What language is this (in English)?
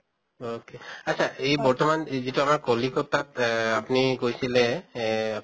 Assamese